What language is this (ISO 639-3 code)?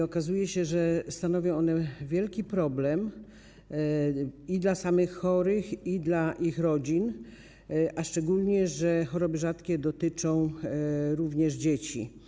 pol